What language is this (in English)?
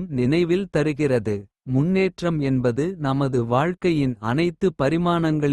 Kota (India)